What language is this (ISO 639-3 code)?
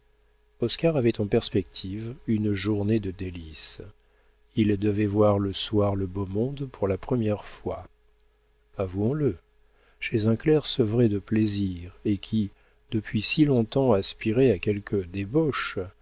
fra